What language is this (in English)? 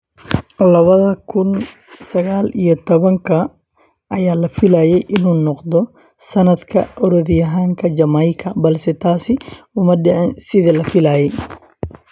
Somali